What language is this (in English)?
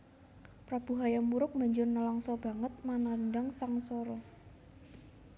Javanese